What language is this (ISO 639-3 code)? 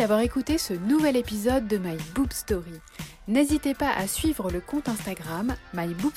fra